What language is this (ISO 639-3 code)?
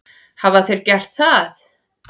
isl